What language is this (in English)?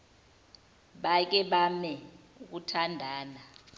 Zulu